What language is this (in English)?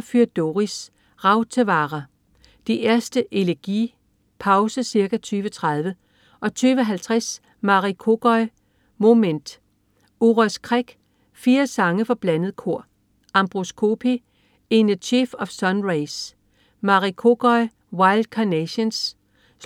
Danish